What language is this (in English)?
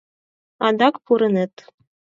Mari